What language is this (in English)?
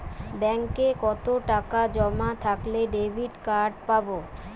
Bangla